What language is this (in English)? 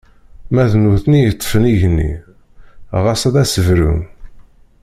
Kabyle